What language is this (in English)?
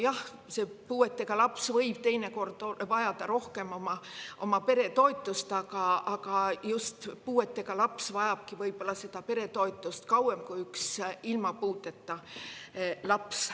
Estonian